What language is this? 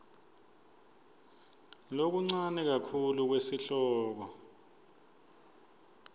Swati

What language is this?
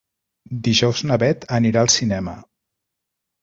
Catalan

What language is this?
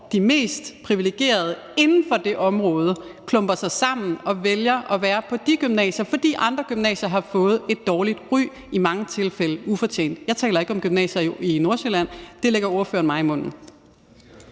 Danish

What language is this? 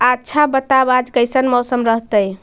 Magahi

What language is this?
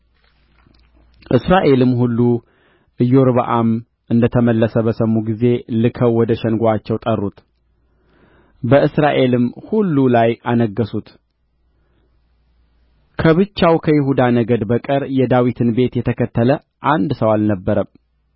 Amharic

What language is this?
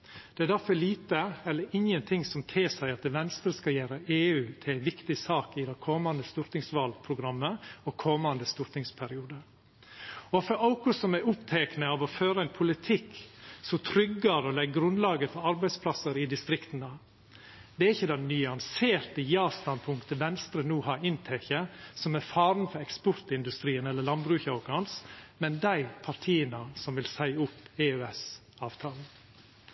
Norwegian Nynorsk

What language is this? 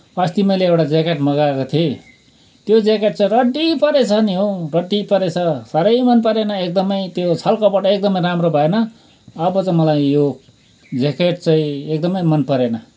Nepali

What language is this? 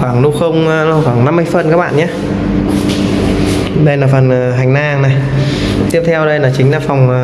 Vietnamese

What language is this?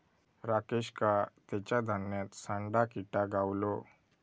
Marathi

